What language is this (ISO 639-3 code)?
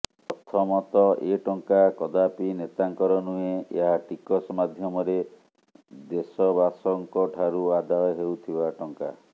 ori